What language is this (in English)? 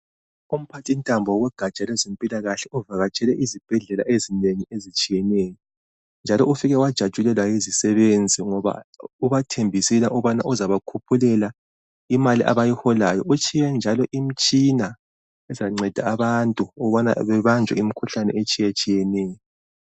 North Ndebele